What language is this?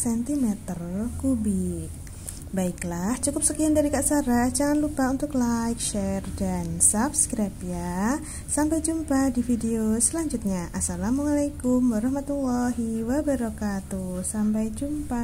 Indonesian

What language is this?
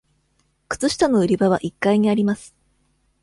Japanese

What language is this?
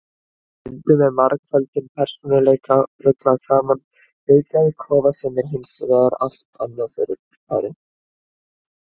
Icelandic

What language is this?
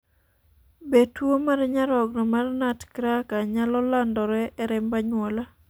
Luo (Kenya and Tanzania)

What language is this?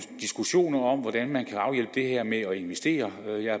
Danish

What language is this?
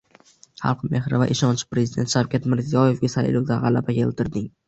Uzbek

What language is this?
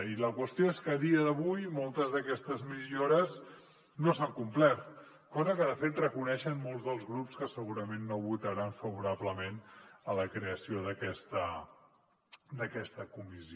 Catalan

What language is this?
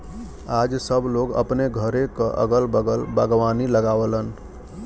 Bhojpuri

